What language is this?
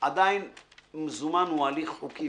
Hebrew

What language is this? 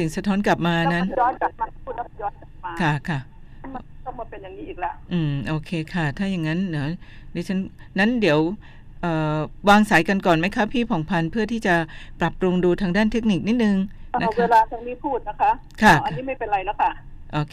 Thai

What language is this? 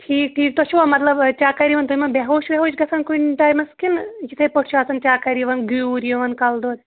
Kashmiri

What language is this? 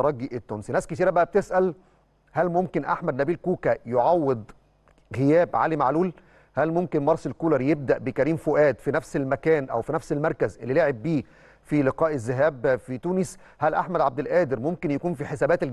Arabic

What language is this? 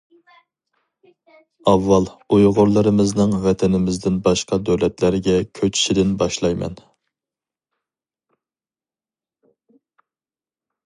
Uyghur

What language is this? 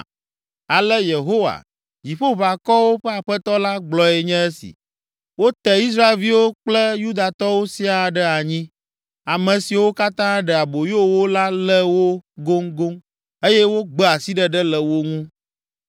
Ewe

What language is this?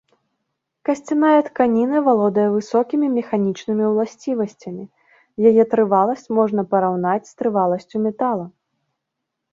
Belarusian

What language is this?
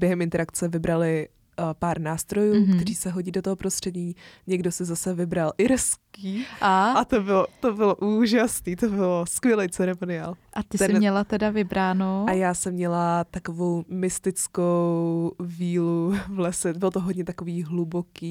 Czech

